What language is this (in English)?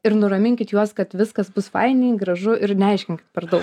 Lithuanian